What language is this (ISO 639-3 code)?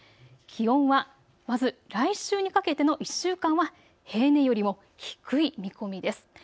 jpn